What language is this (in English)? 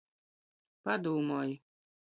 Latgalian